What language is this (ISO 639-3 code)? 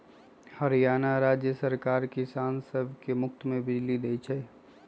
mag